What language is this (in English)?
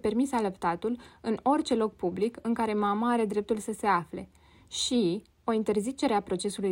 Romanian